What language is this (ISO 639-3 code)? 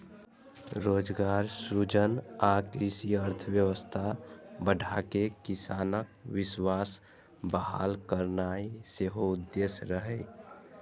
mai